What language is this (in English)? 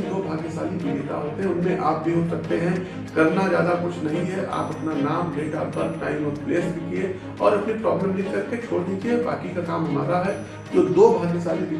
Hindi